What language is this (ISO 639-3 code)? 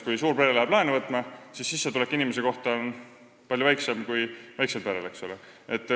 est